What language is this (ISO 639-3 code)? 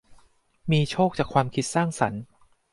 tha